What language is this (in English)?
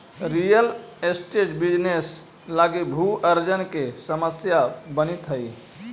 Magahi